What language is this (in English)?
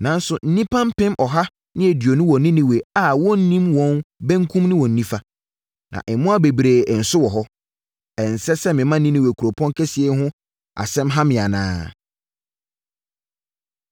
Akan